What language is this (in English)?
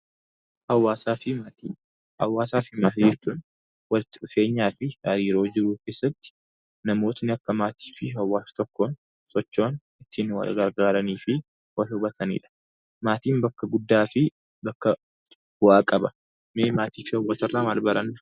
Oromo